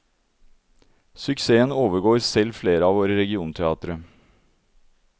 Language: Norwegian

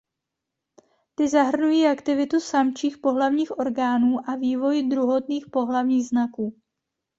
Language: Czech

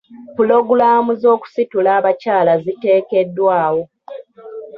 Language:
Ganda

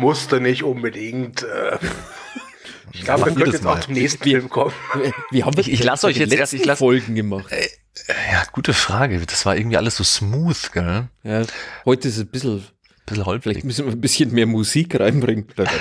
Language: German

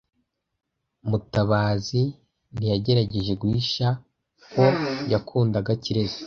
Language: Kinyarwanda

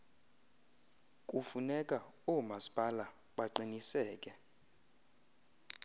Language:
Xhosa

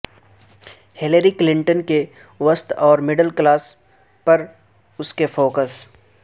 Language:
Urdu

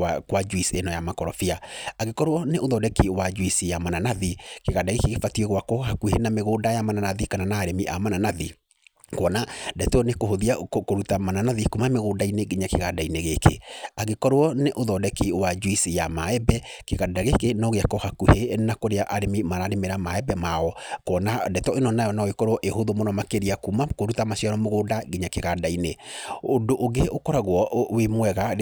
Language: Kikuyu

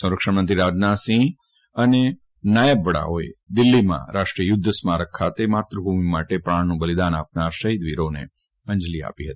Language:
Gujarati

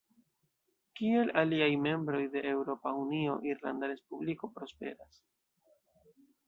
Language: Esperanto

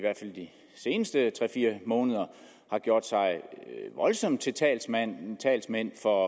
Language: Danish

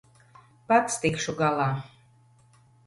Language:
Latvian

